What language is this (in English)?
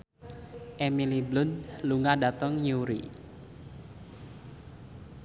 Javanese